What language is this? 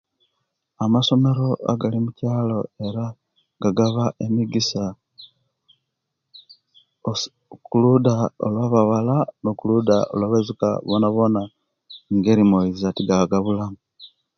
Kenyi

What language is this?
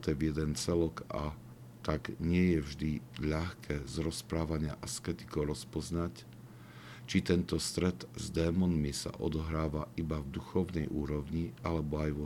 Slovak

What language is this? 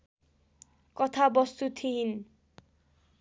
Nepali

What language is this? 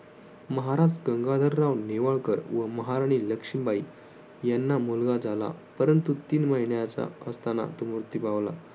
Marathi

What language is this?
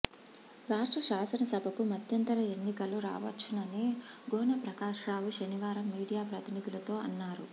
Telugu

